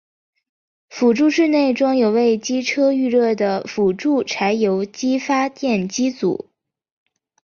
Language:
Chinese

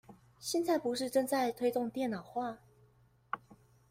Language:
Chinese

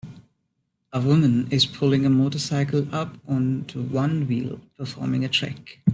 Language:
English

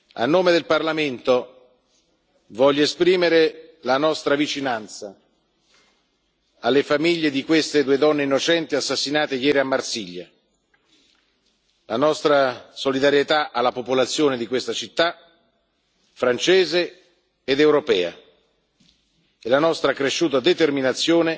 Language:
Italian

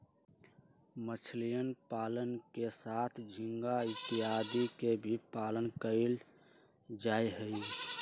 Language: Magahi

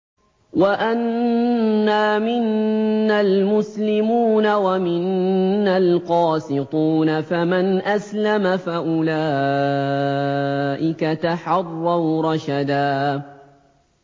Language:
Arabic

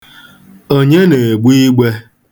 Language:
Igbo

